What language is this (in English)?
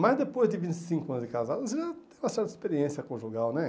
Portuguese